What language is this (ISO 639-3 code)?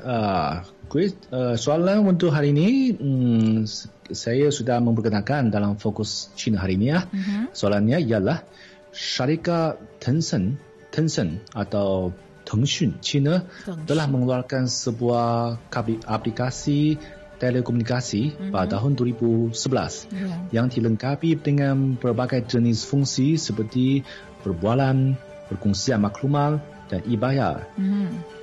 msa